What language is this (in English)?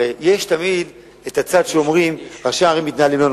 Hebrew